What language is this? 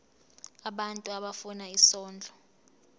Zulu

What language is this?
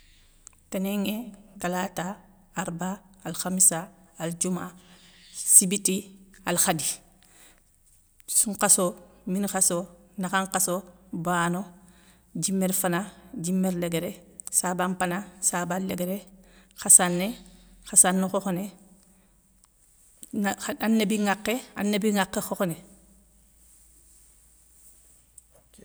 Soninke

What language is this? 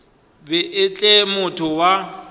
Northern Sotho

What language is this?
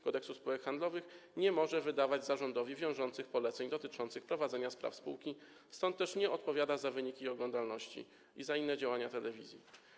Polish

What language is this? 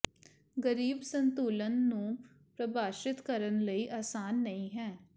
Punjabi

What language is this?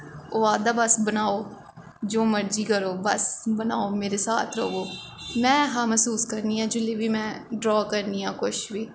Dogri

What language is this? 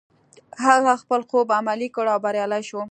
Pashto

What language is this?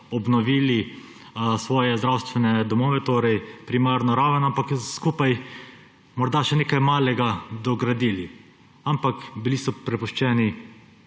Slovenian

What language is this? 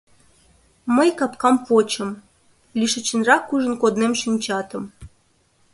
Mari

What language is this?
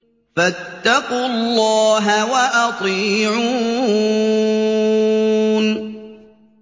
Arabic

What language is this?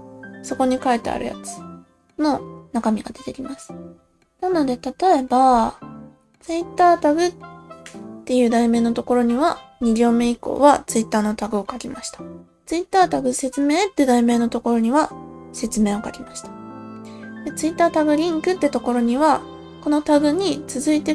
Japanese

